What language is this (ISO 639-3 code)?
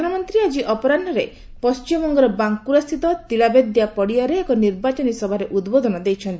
ori